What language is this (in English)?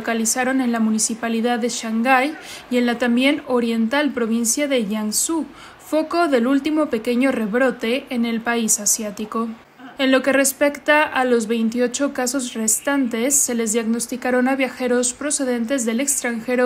Spanish